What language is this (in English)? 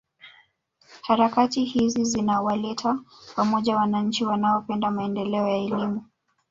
Swahili